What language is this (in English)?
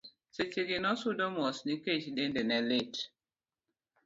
Luo (Kenya and Tanzania)